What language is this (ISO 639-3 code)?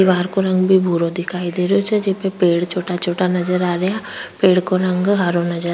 raj